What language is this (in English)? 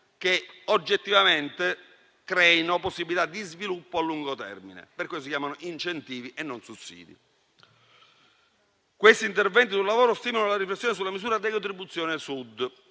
Italian